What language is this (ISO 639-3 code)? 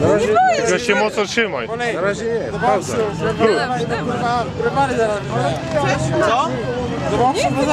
pol